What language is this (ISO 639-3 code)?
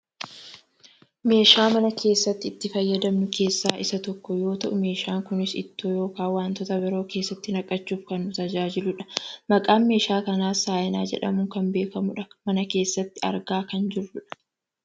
orm